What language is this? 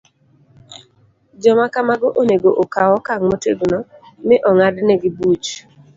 Luo (Kenya and Tanzania)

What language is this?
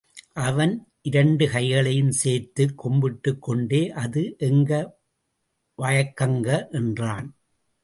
Tamil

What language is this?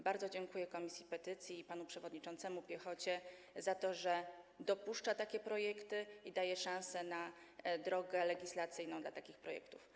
Polish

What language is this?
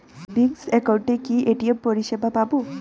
Bangla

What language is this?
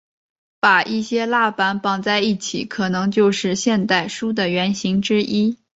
Chinese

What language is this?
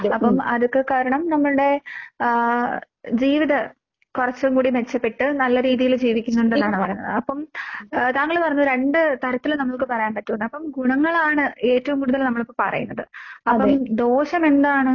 Malayalam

